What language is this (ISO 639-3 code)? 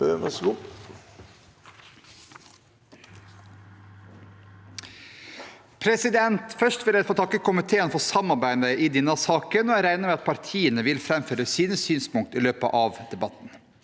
nor